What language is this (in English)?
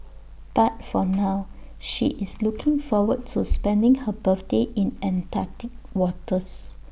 English